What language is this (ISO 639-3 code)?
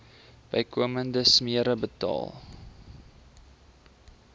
afr